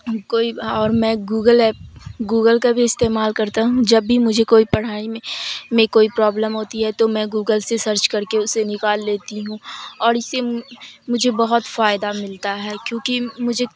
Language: Urdu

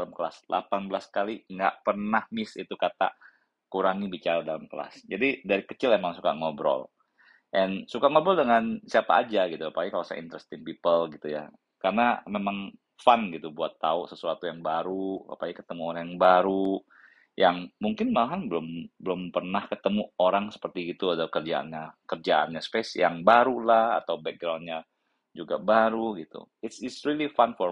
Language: Indonesian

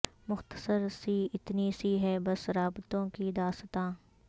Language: Urdu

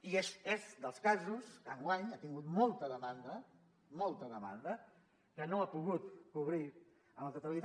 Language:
Catalan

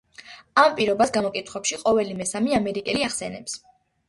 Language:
Georgian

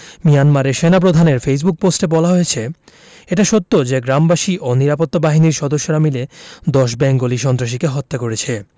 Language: Bangla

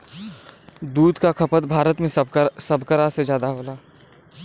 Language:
Bhojpuri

